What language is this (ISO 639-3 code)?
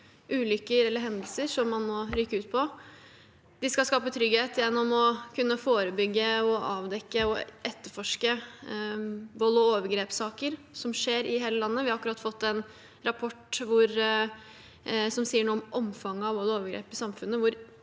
nor